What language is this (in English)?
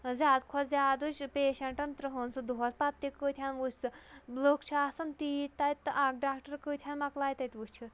Kashmiri